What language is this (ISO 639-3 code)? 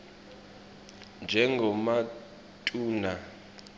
ssw